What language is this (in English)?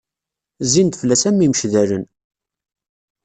Kabyle